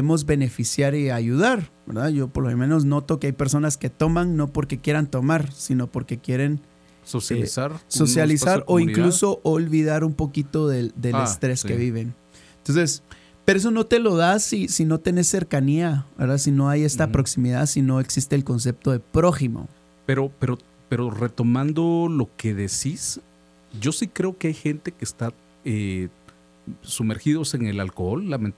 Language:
Spanish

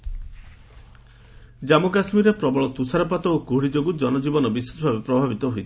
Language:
Odia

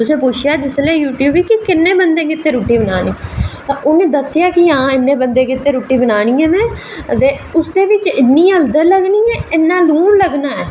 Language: Dogri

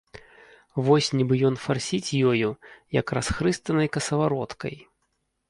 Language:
Belarusian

